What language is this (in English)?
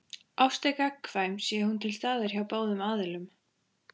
Icelandic